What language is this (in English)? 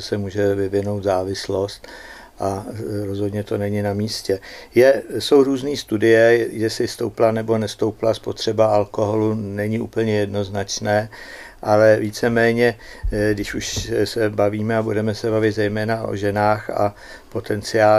Czech